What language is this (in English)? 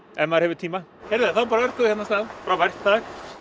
Icelandic